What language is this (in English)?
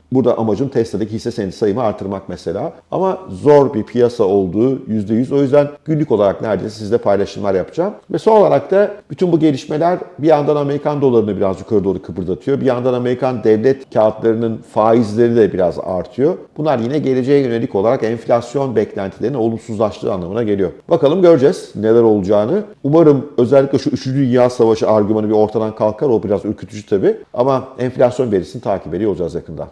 Turkish